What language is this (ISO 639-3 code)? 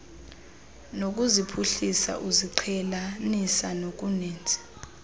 xho